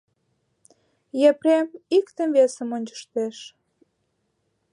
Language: Mari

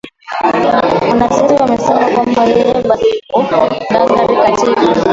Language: Swahili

